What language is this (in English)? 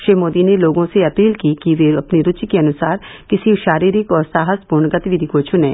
Hindi